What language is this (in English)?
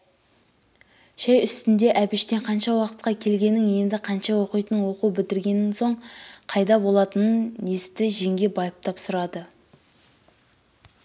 Kazakh